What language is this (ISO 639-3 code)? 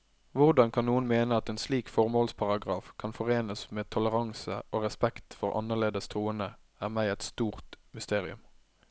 nor